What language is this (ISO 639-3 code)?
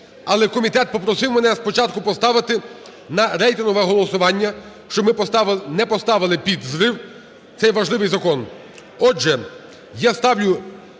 ukr